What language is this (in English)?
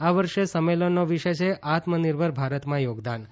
Gujarati